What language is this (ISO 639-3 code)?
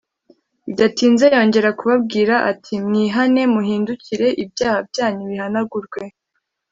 kin